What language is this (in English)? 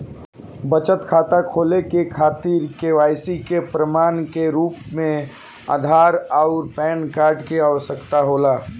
Bhojpuri